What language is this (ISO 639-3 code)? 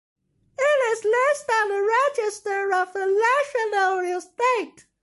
eng